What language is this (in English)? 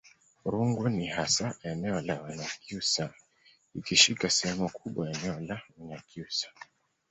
Swahili